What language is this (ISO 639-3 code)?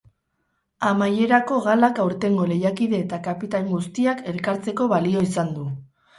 eus